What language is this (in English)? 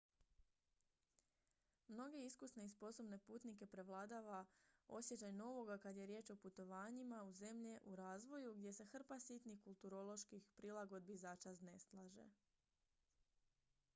Croatian